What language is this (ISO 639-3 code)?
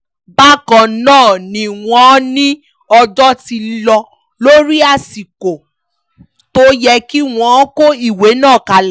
yor